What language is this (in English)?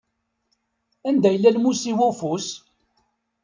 Kabyle